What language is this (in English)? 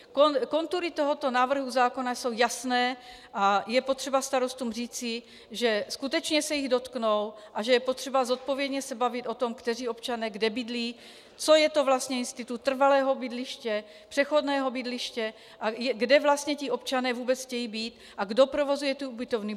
Czech